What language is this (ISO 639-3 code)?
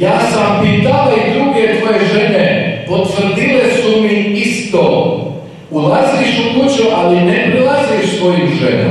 ron